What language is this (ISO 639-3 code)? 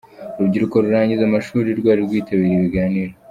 kin